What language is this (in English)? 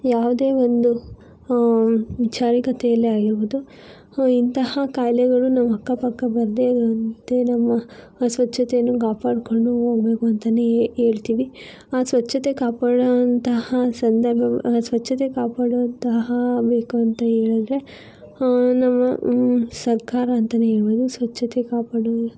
Kannada